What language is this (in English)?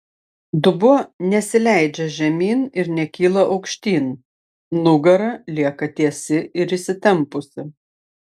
Lithuanian